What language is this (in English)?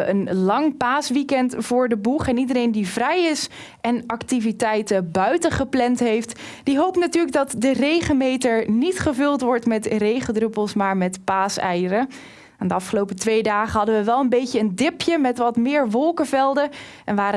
Dutch